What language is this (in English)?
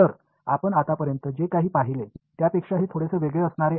Marathi